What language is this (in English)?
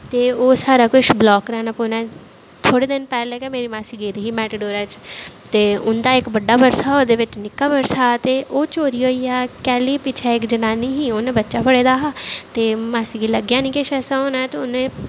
Dogri